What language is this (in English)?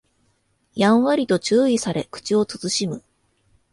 Japanese